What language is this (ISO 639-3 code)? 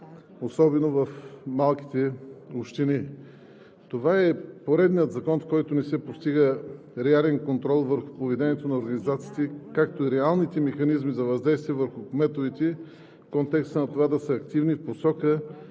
bul